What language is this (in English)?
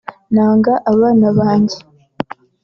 Kinyarwanda